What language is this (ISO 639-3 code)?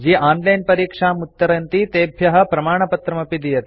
san